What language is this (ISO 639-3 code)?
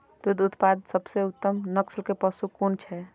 mai